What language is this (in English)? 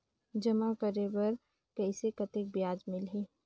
Chhattisgarhi